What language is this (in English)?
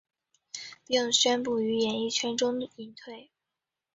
Chinese